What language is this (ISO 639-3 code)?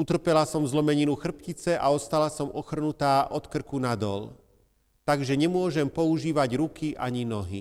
slk